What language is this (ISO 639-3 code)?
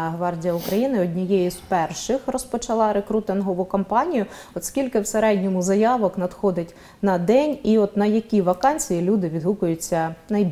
ukr